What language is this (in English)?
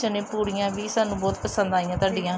Punjabi